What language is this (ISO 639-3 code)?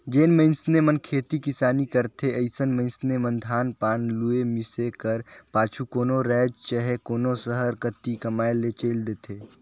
hne